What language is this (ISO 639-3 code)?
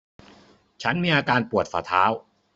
tha